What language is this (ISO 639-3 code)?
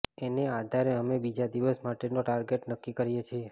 guj